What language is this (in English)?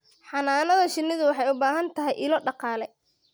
Somali